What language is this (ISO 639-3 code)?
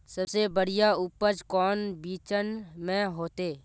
mag